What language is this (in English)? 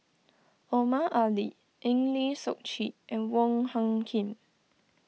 English